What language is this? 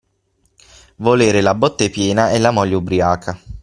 Italian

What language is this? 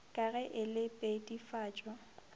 Northern Sotho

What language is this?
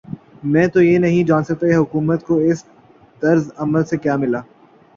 Urdu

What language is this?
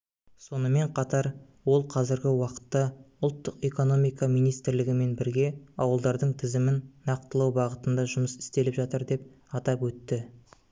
Kazakh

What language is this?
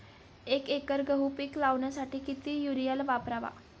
Marathi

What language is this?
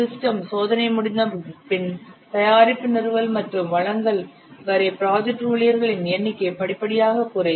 Tamil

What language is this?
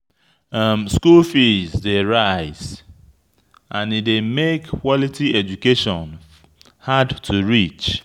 Nigerian Pidgin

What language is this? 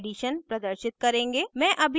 Hindi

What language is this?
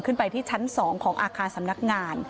Thai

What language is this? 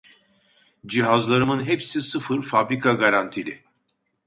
Turkish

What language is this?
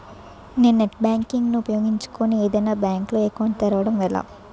Telugu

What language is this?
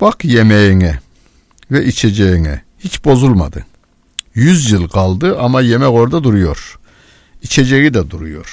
Turkish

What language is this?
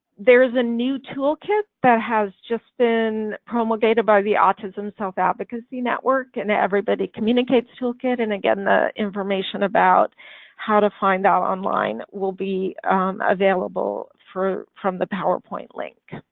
English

